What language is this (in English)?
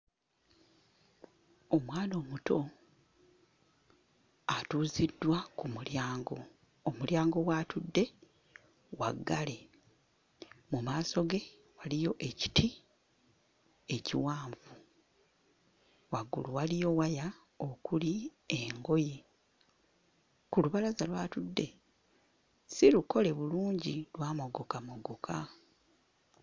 Ganda